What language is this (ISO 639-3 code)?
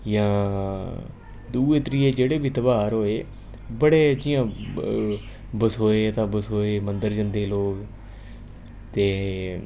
doi